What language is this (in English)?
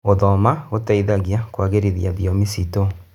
Kikuyu